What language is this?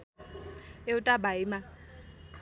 Nepali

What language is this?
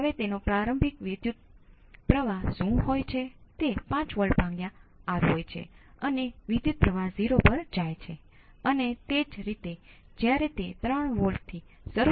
Gujarati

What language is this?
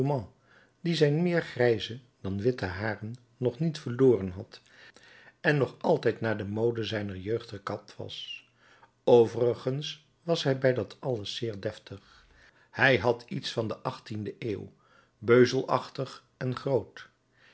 Dutch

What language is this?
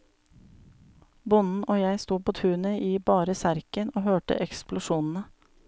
Norwegian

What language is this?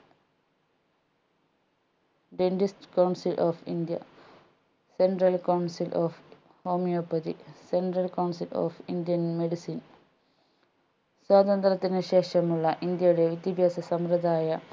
Malayalam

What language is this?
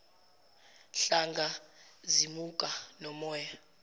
Zulu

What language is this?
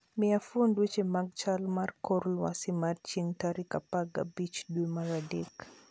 Luo (Kenya and Tanzania)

